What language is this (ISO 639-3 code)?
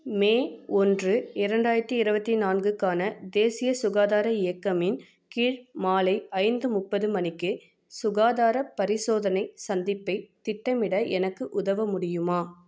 tam